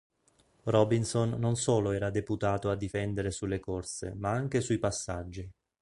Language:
Italian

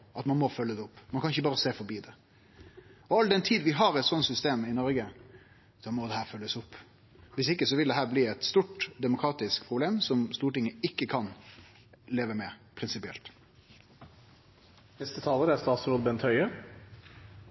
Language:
Norwegian Nynorsk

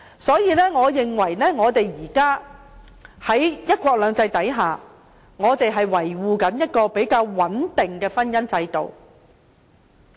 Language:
Cantonese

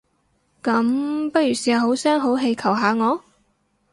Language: Cantonese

